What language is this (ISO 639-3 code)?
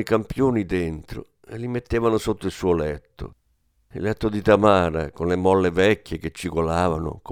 ita